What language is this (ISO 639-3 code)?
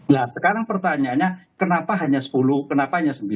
ind